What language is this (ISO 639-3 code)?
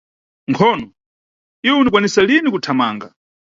nyu